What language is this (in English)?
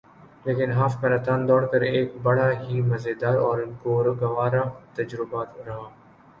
Urdu